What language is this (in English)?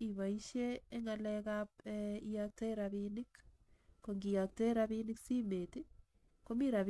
Kalenjin